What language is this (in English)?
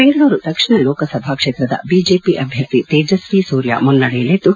Kannada